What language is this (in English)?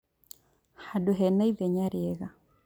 Kikuyu